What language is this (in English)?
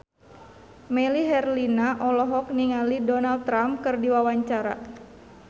Sundanese